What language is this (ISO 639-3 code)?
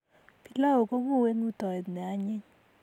kln